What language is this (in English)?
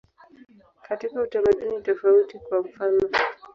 Swahili